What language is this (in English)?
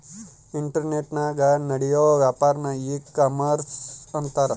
Kannada